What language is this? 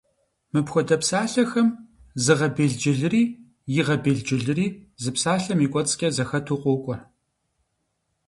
Kabardian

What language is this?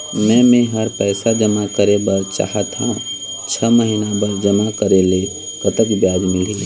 Chhattisgarhi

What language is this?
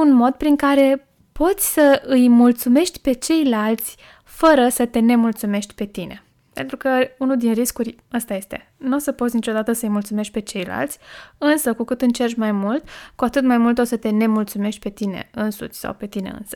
Romanian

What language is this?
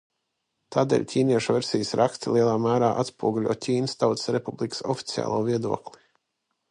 Latvian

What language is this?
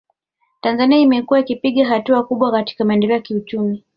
Swahili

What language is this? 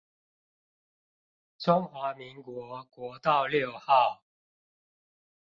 Chinese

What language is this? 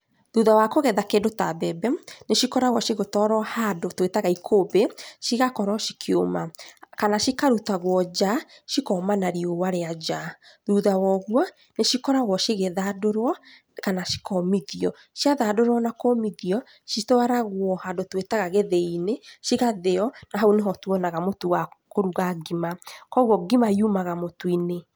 Kikuyu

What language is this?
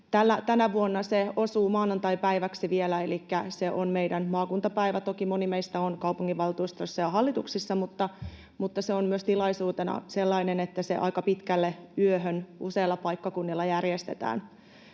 Finnish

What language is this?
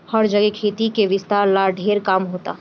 Bhojpuri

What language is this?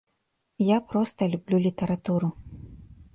Belarusian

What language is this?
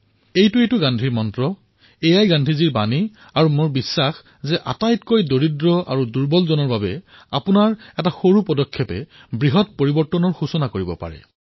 Assamese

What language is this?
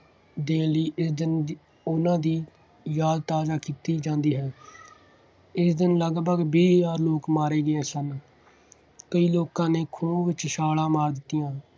Punjabi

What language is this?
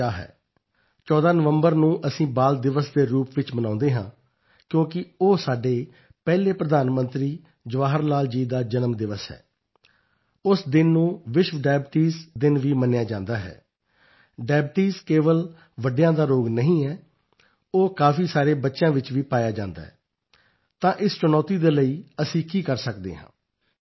Punjabi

